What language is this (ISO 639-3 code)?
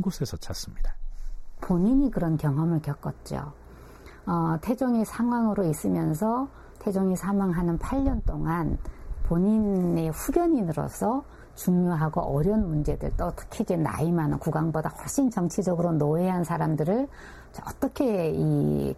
kor